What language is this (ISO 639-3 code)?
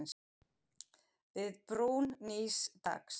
isl